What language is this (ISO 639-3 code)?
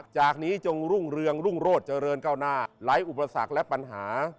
tha